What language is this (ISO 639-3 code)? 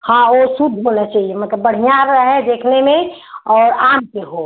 hin